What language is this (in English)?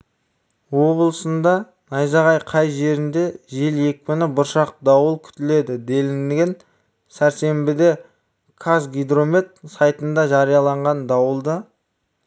Kazakh